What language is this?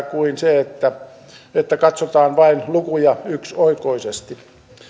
Finnish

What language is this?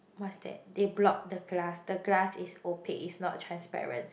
English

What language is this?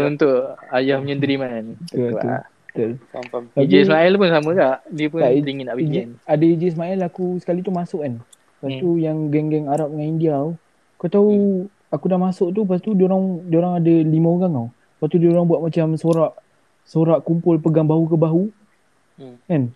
Malay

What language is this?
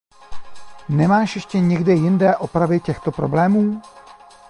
Czech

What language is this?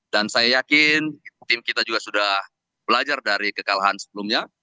Indonesian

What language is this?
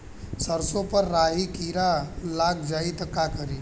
Bhojpuri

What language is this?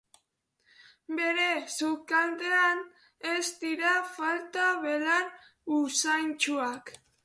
Basque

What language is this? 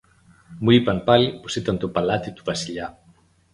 Greek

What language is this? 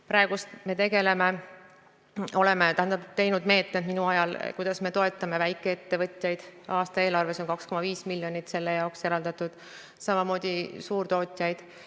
Estonian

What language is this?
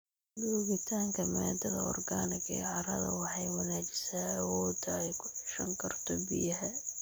Somali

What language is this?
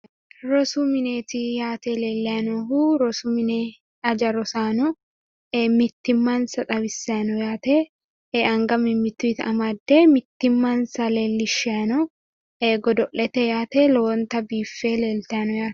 Sidamo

